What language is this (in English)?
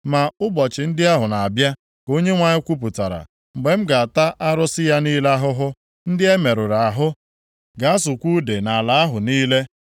Igbo